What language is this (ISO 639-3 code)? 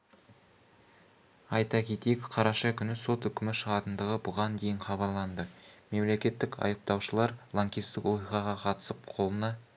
kaz